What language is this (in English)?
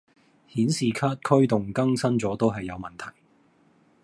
Cantonese